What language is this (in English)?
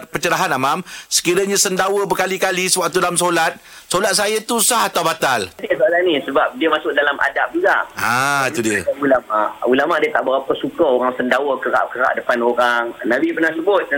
Malay